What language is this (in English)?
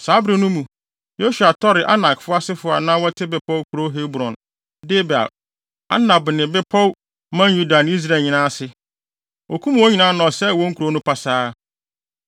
Akan